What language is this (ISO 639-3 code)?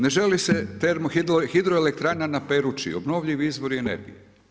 hrv